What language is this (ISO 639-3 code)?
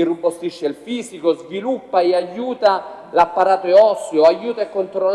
ita